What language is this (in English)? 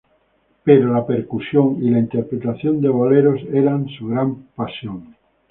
Spanish